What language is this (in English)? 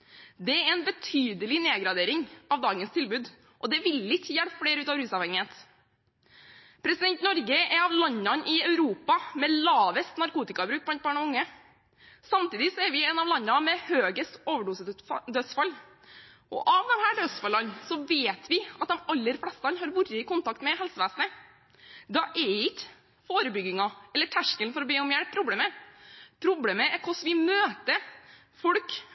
Norwegian Bokmål